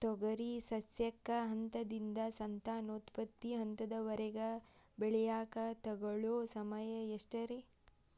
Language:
Kannada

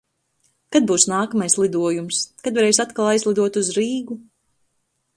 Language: Latvian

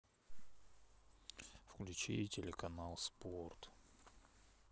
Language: Russian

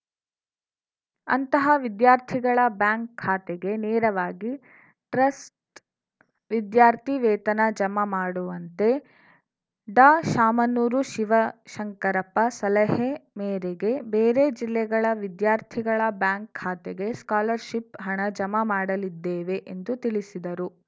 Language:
Kannada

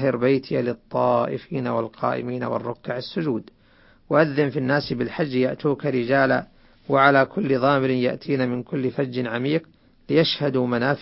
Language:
Arabic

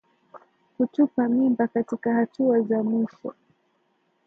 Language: Swahili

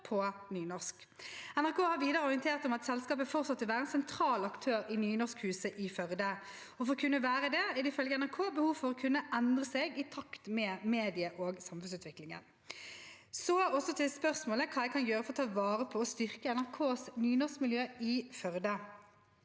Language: Norwegian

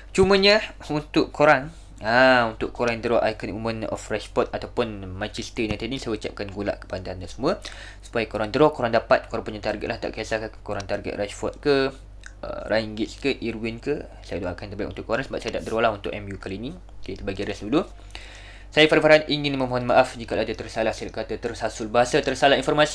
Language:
Malay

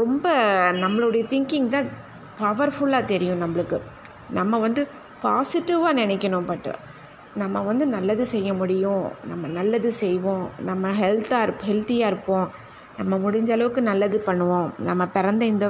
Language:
Tamil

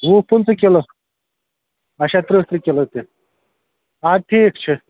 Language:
Kashmiri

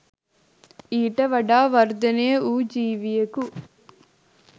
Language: Sinhala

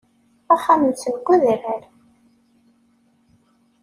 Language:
Kabyle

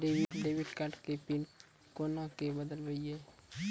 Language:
Maithili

